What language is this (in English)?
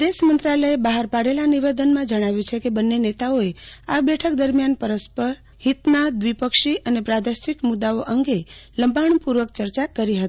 Gujarati